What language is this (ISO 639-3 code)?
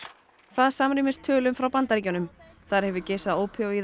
isl